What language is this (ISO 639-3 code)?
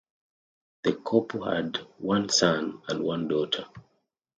eng